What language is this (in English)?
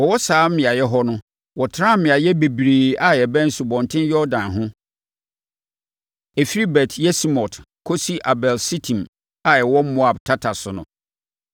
Akan